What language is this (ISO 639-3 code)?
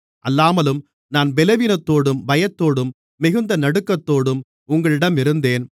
tam